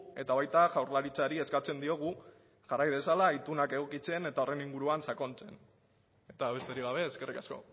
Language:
Basque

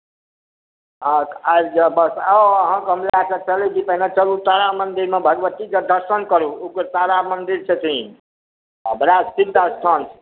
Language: Maithili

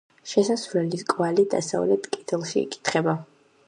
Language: Georgian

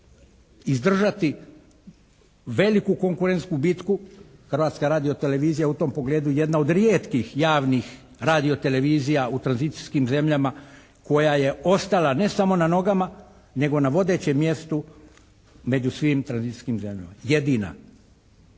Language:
Croatian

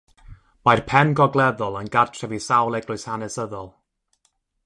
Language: Welsh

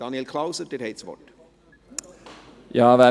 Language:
Swiss German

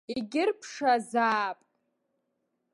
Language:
Abkhazian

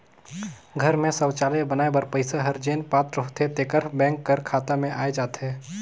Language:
Chhattisgarhi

